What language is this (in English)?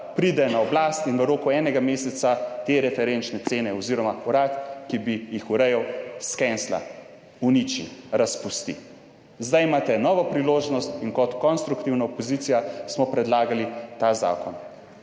Slovenian